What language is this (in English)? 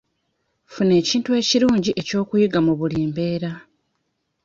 Ganda